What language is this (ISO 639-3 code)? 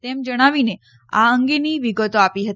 guj